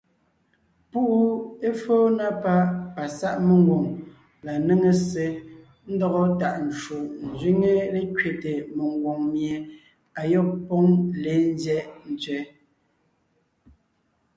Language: Ngiemboon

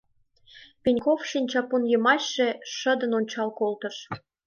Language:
Mari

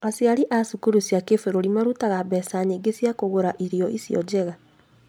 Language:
Kikuyu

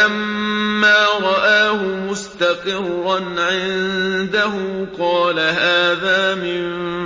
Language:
Arabic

